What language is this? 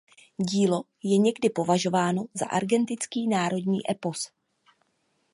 Czech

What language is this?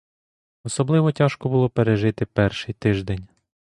Ukrainian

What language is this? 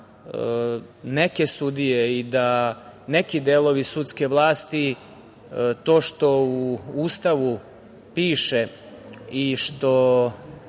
Serbian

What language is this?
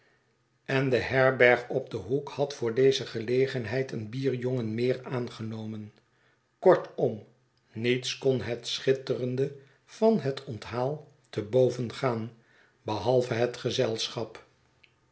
Dutch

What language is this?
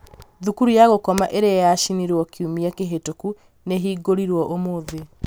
Kikuyu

